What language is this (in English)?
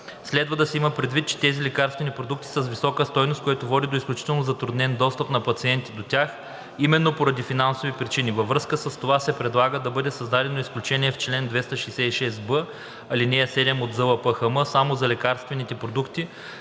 Bulgarian